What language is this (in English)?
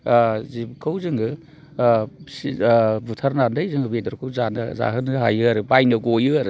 Bodo